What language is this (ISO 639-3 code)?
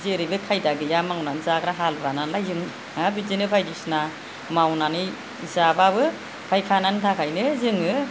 brx